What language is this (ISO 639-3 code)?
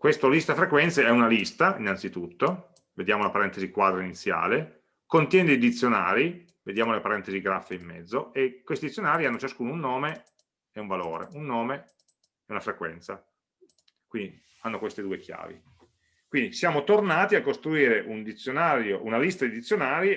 ita